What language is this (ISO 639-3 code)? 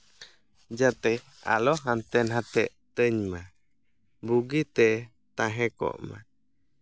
sat